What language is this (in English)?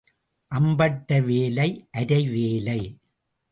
Tamil